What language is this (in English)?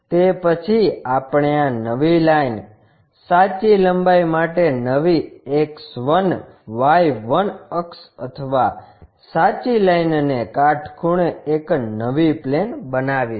Gujarati